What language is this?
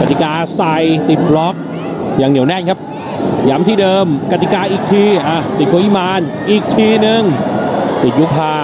Thai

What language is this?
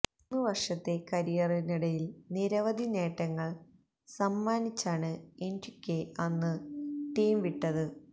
Malayalam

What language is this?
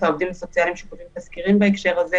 Hebrew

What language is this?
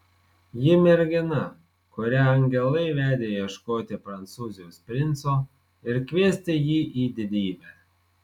Lithuanian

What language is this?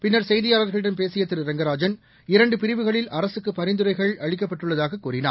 Tamil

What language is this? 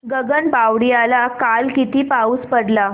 Marathi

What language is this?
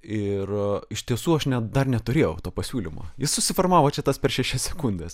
Lithuanian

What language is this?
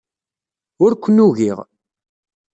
Kabyle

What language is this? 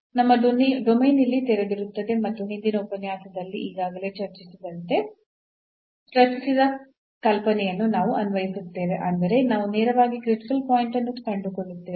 Kannada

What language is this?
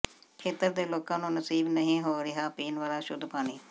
Punjabi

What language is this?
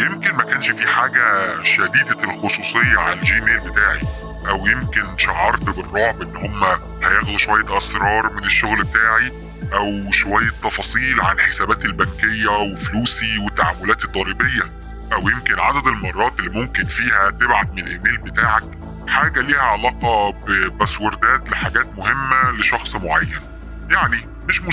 Arabic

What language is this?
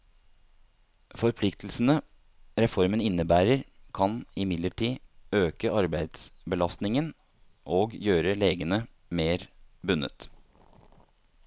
Norwegian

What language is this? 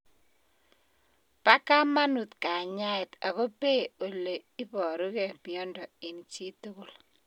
Kalenjin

